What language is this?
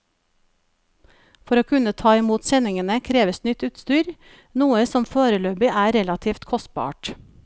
Norwegian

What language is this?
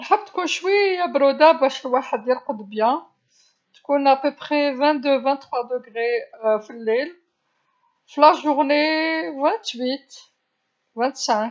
Algerian Arabic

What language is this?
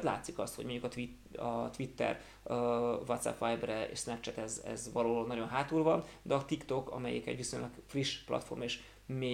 Hungarian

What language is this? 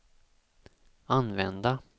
Swedish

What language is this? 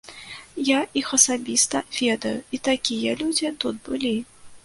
Belarusian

